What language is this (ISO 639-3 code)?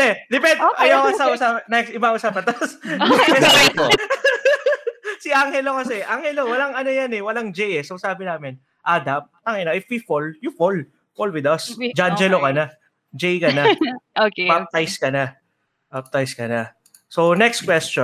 fil